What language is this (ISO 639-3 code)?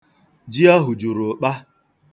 ibo